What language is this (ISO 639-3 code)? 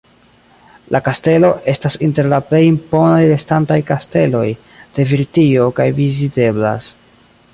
epo